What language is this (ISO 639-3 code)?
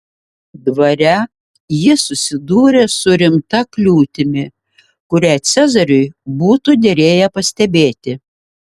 lit